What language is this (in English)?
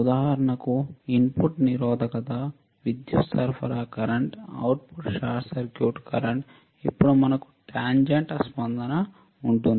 Telugu